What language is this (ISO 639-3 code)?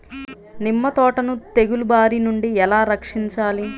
tel